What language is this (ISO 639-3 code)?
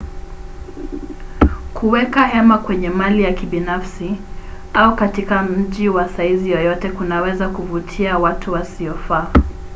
swa